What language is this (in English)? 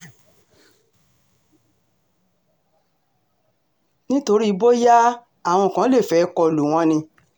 Yoruba